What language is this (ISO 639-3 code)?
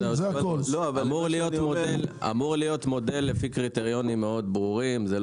heb